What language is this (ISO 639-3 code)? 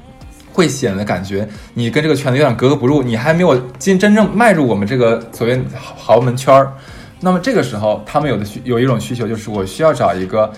zho